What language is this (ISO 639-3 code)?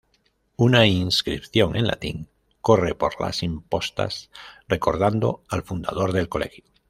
spa